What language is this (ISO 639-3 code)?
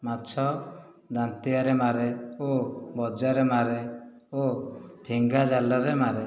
ori